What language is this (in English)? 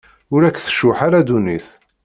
Kabyle